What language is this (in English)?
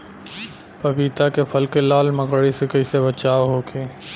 Bhojpuri